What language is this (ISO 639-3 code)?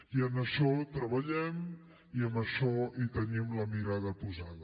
cat